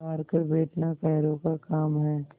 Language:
Hindi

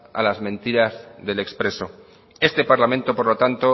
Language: Spanish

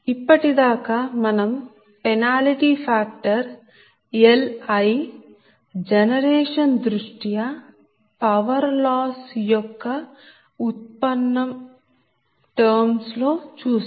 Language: Telugu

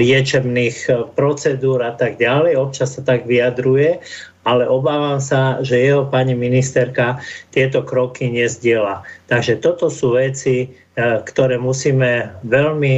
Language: Slovak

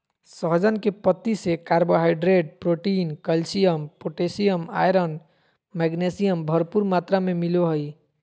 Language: Magahi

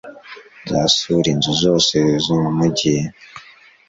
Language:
Kinyarwanda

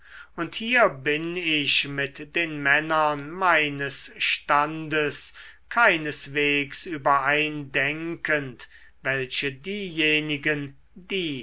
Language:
German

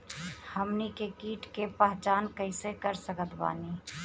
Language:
Bhojpuri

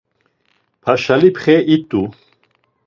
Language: Laz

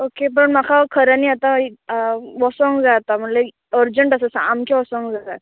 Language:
Konkani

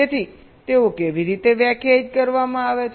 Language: Gujarati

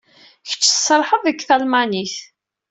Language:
Kabyle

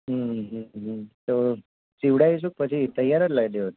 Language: Gujarati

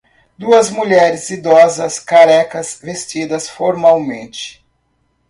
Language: Portuguese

